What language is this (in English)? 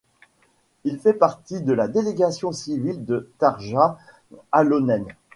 French